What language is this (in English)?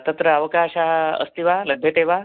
Sanskrit